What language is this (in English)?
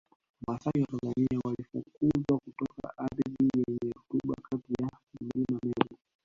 Swahili